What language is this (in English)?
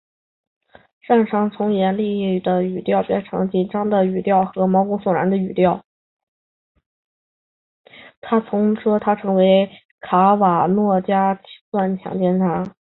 Chinese